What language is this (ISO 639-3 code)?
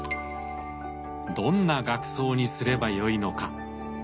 jpn